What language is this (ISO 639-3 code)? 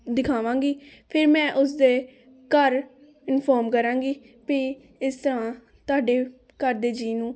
pan